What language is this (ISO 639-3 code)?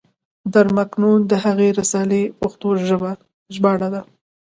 pus